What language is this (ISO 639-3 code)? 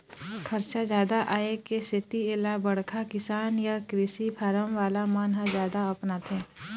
hne